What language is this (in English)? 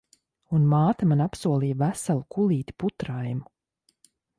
Latvian